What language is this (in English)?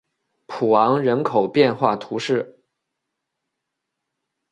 Chinese